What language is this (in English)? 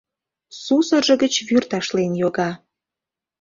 Mari